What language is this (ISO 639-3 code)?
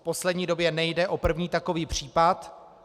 ces